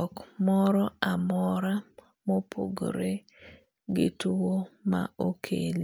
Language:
Luo (Kenya and Tanzania)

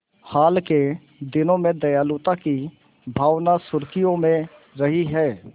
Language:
Hindi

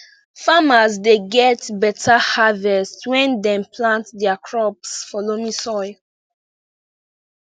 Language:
Nigerian Pidgin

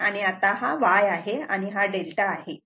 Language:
Marathi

